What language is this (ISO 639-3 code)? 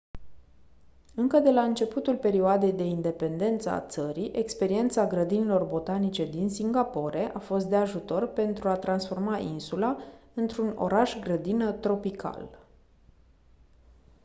ron